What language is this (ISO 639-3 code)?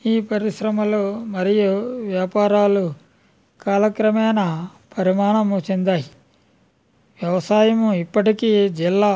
tel